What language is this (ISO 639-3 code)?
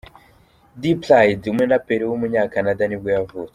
kin